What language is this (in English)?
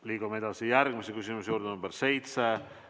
Estonian